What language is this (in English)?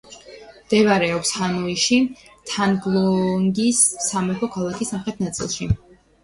Georgian